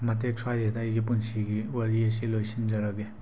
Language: Manipuri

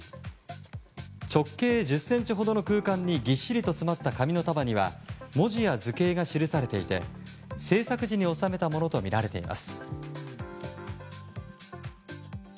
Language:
Japanese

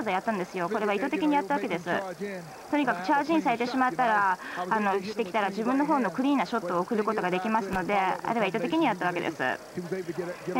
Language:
Japanese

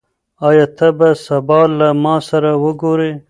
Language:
Pashto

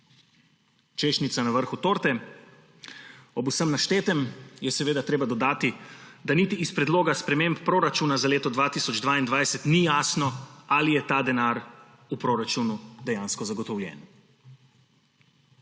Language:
Slovenian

